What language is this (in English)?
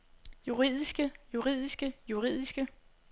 Danish